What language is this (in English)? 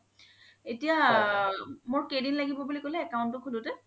Assamese